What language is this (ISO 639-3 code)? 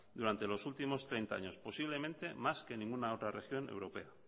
spa